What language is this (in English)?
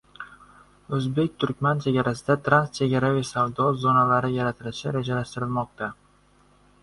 Uzbek